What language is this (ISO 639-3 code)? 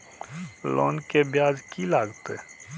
mai